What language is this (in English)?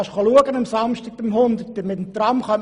Swiss German